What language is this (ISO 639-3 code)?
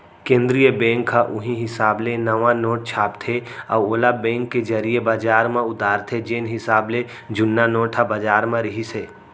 hne